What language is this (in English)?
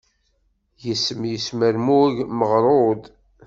Kabyle